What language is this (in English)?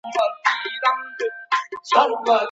Pashto